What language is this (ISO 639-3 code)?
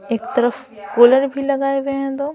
hin